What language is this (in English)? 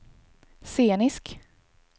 Swedish